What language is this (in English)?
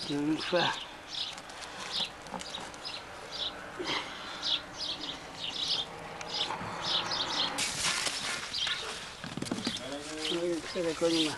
Hungarian